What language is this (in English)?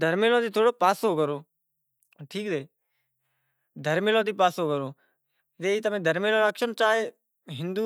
Kachi Koli